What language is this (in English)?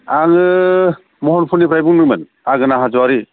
Bodo